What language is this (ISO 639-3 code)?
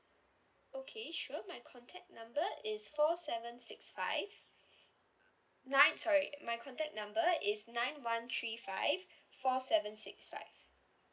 eng